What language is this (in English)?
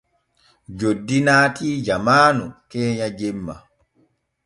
Borgu Fulfulde